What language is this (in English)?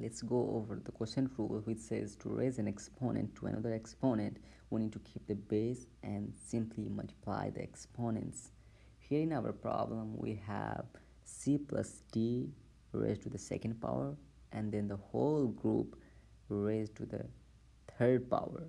English